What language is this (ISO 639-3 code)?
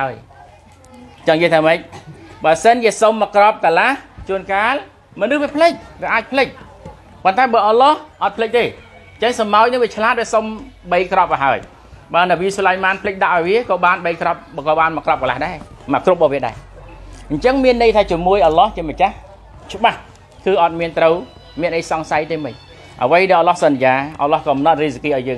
tha